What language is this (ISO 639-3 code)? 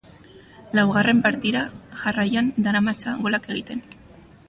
eus